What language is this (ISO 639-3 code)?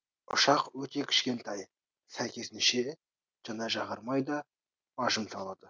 kaz